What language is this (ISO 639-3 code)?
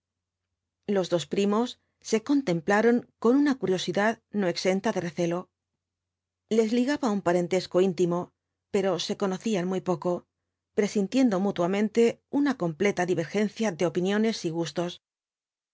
spa